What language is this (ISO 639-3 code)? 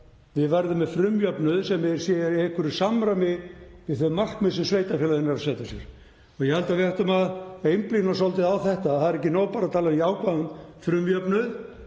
isl